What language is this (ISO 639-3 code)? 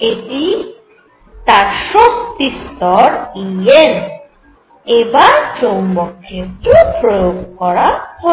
ben